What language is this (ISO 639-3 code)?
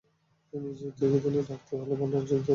ben